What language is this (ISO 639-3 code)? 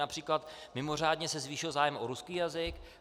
ces